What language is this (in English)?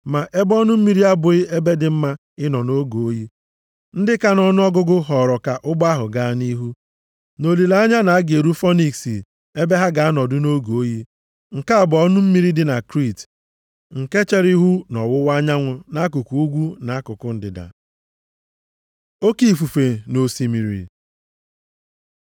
Igbo